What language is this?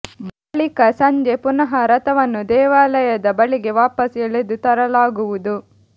Kannada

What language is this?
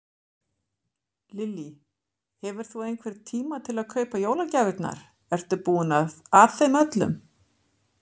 Icelandic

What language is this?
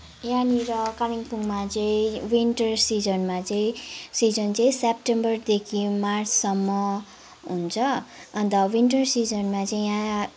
Nepali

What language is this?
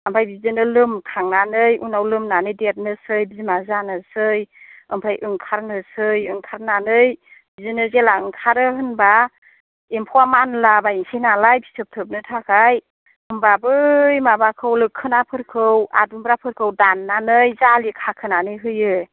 Bodo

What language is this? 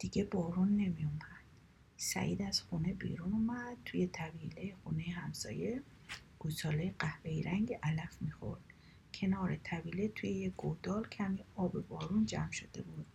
Persian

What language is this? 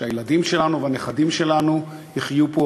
Hebrew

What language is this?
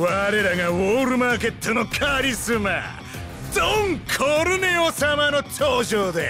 Japanese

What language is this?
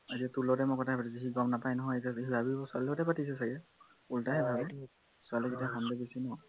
Assamese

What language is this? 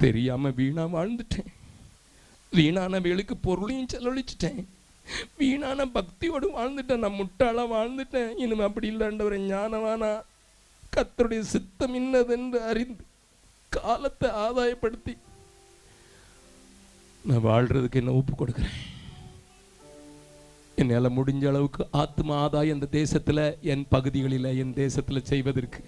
Tamil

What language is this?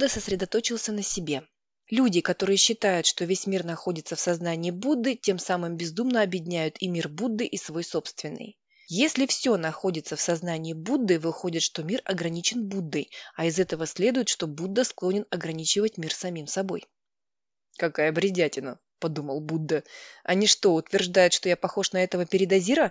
Russian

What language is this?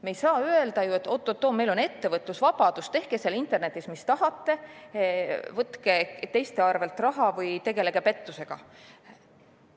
Estonian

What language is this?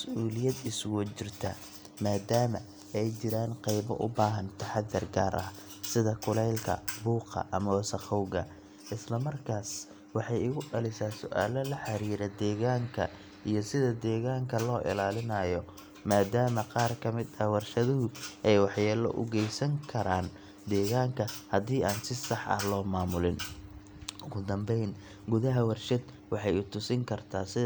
Somali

